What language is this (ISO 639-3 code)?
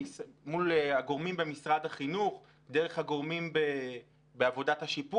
heb